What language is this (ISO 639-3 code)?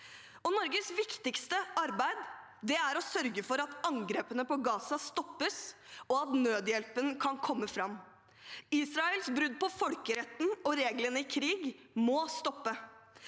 nor